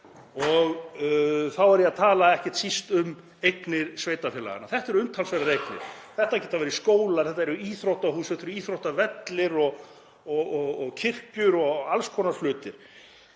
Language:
Icelandic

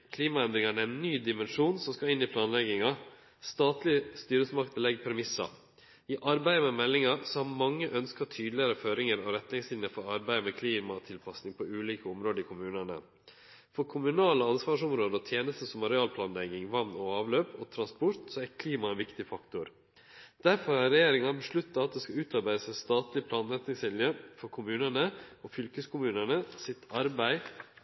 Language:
Norwegian Nynorsk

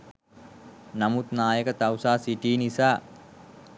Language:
Sinhala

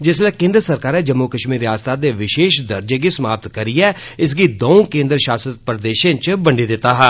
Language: Dogri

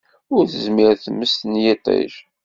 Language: Kabyle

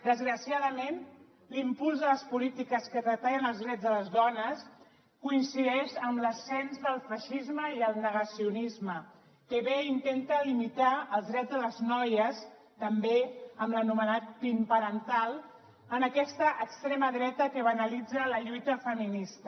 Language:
Catalan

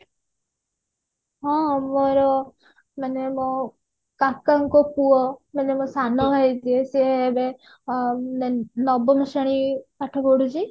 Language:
Odia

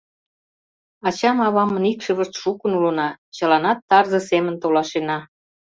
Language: Mari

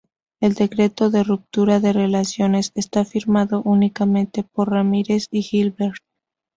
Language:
Spanish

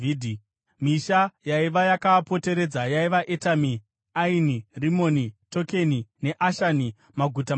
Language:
Shona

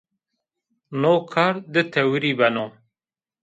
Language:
Zaza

